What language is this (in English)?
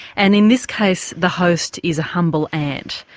English